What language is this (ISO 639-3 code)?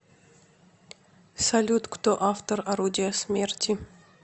rus